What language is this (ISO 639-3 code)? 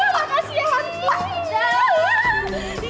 ind